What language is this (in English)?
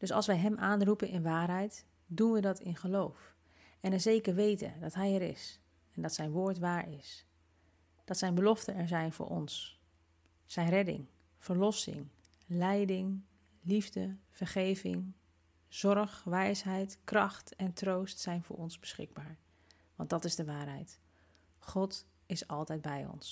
Dutch